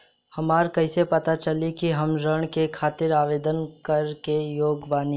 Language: Bhojpuri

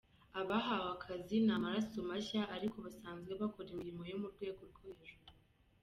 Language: Kinyarwanda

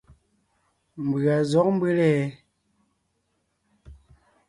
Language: Ngiemboon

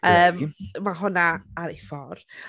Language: Welsh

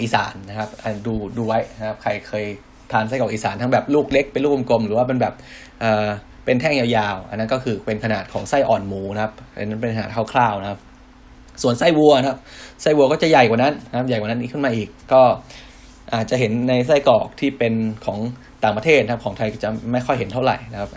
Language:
Thai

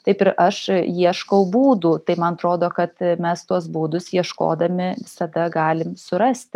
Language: Lithuanian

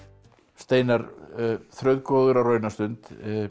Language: Icelandic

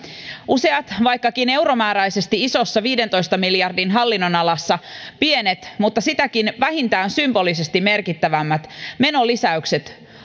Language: Finnish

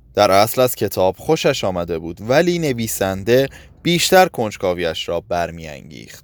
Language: Persian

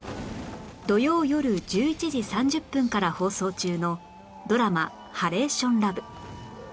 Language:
Japanese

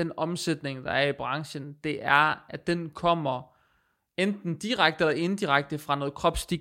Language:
Danish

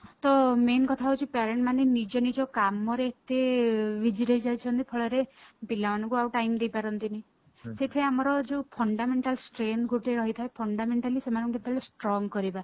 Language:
Odia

